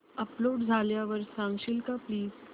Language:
Marathi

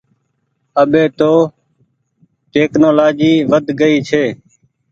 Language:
Goaria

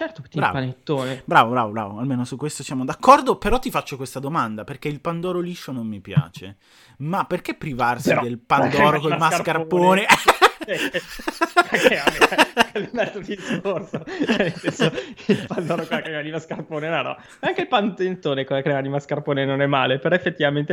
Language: Italian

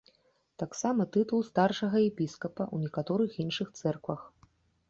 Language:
Belarusian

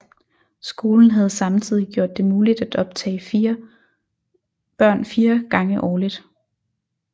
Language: Danish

